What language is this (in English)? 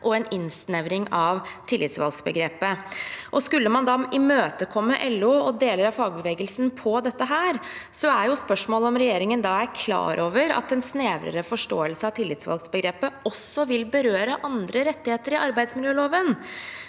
Norwegian